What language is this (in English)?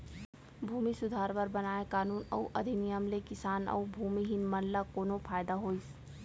Chhattisgarhi